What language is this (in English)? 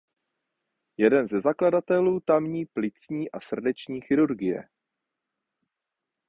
Czech